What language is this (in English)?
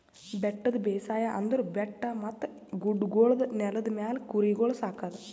Kannada